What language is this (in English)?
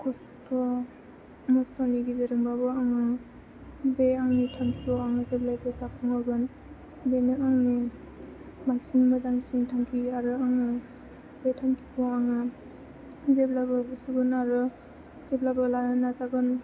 Bodo